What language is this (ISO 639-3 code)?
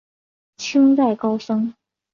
zho